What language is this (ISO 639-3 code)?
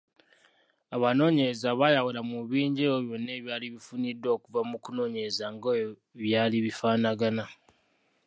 lug